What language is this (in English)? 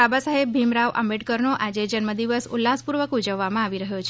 Gujarati